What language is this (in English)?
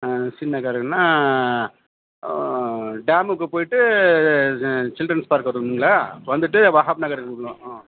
Tamil